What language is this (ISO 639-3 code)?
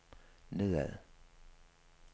dan